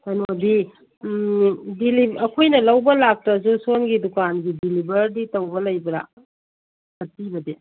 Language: Manipuri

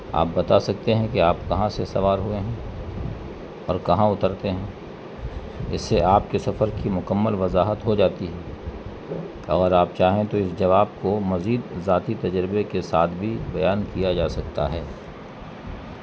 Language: Urdu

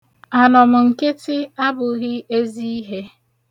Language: Igbo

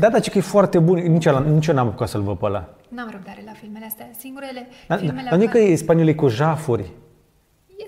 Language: Romanian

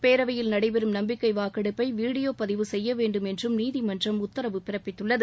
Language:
Tamil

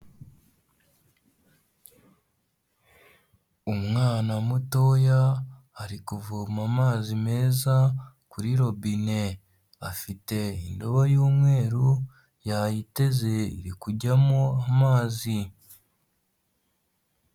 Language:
Kinyarwanda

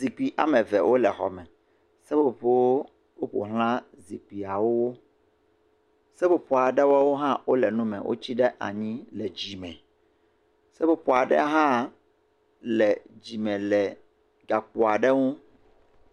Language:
Ewe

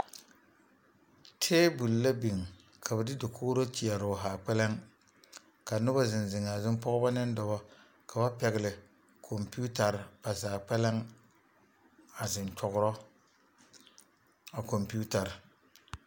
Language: Southern Dagaare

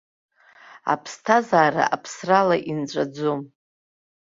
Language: Abkhazian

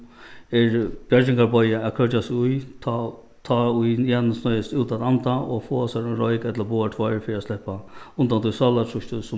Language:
Faroese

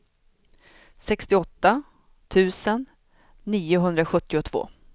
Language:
Swedish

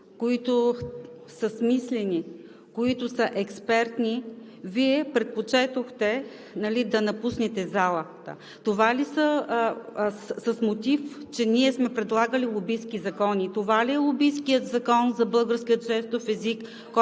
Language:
Bulgarian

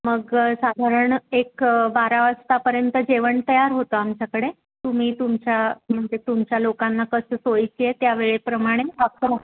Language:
Marathi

